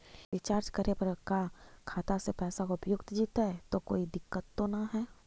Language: Magahi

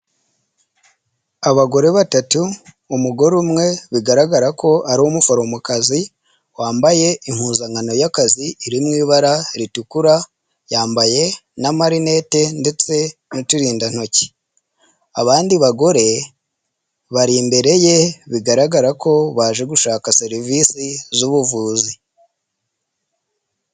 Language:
Kinyarwanda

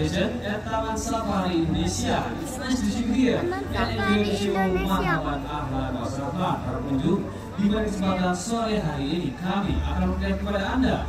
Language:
Indonesian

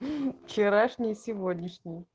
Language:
Russian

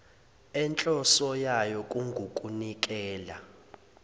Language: Zulu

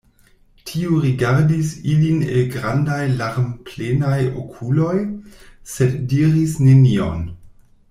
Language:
Esperanto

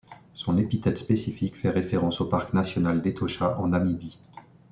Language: French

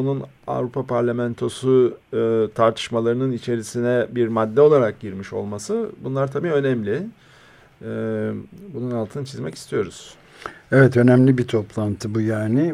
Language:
Turkish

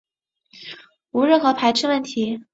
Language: Chinese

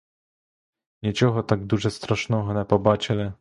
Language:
Ukrainian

